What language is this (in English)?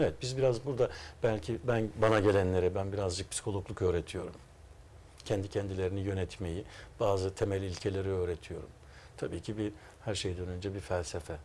Turkish